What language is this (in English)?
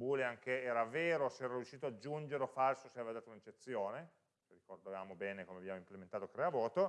Italian